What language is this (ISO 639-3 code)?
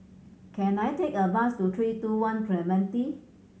eng